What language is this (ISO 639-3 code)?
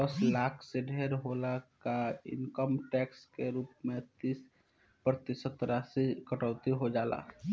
bho